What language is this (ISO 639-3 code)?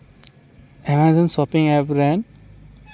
sat